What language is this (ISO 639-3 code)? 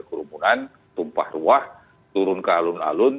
ind